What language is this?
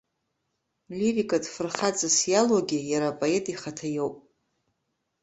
Abkhazian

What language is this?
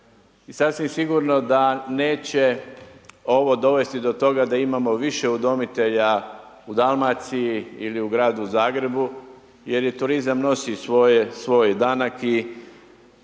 Croatian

